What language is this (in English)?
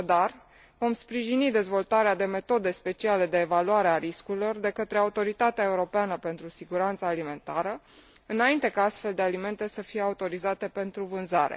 Romanian